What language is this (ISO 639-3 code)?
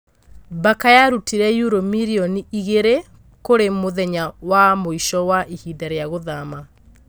kik